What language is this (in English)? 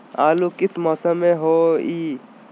Magahi